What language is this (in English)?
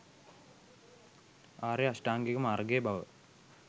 Sinhala